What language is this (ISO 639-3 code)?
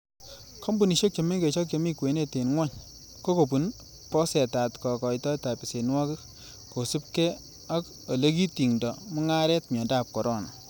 kln